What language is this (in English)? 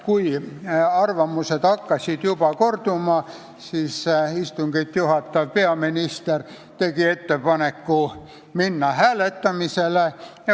Estonian